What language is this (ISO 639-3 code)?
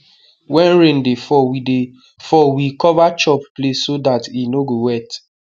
pcm